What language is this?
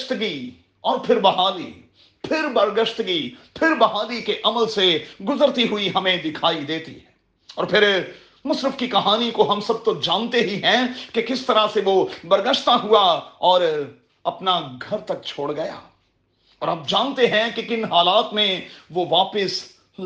Urdu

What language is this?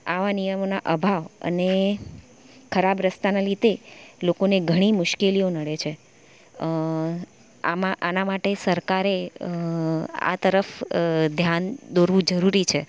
Gujarati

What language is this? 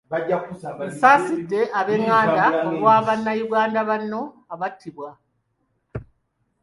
Ganda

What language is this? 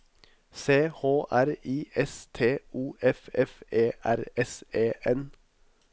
Norwegian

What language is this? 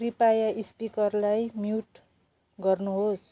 Nepali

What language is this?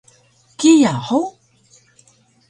Taroko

